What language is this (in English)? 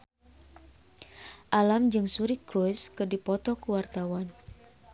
Sundanese